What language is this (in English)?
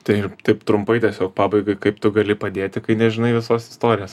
Lithuanian